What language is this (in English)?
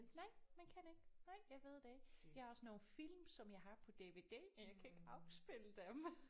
Danish